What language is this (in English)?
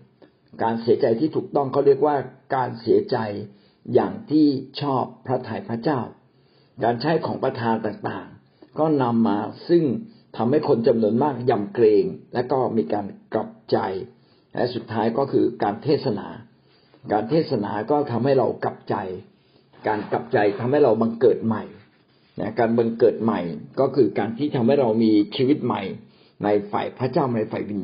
Thai